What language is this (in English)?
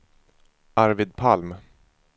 Swedish